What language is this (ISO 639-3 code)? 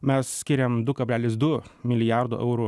lit